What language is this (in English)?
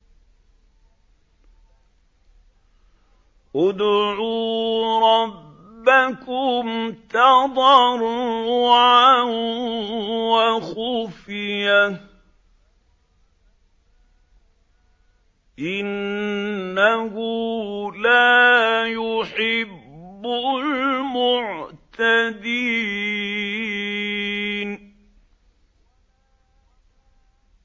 Arabic